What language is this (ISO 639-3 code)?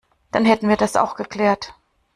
deu